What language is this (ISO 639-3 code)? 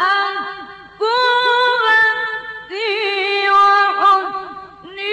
ara